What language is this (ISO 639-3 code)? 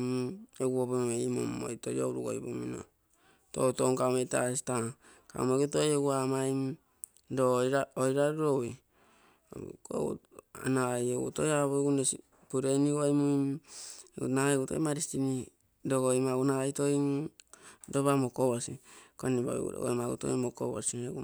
buo